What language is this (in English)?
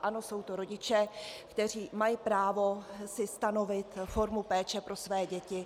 Czech